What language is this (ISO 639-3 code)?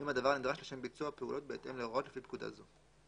heb